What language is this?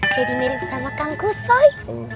Indonesian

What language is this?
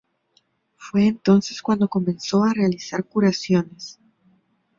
Spanish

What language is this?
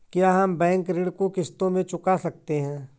Hindi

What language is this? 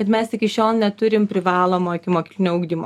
Lithuanian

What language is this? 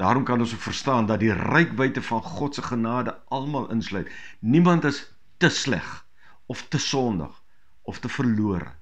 Dutch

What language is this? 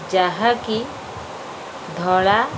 Odia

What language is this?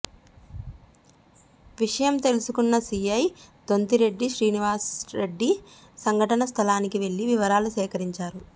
Telugu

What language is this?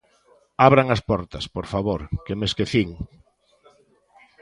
Galician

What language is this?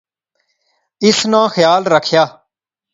Pahari-Potwari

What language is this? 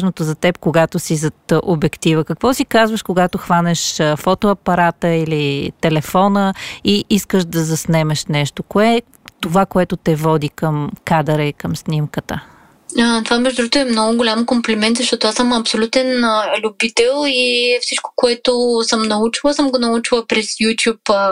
Bulgarian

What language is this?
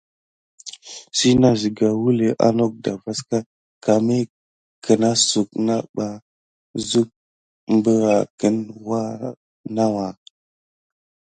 Gidar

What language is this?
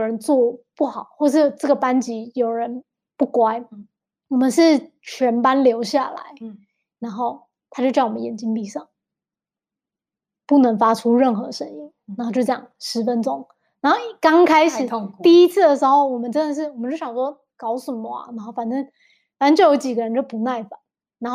Chinese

